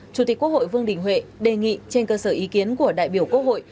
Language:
Vietnamese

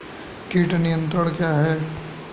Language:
Hindi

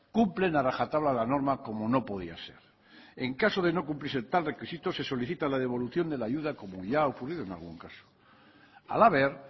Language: Spanish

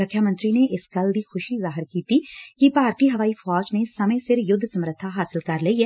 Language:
Punjabi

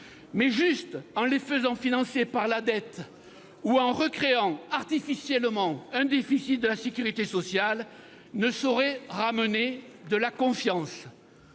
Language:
French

